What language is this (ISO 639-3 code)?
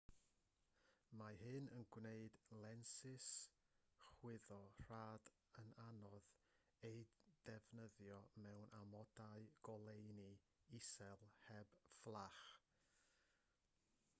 cym